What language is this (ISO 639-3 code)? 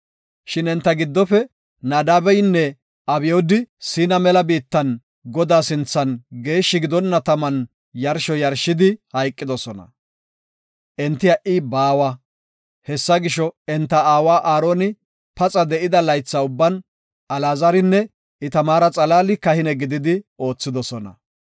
gof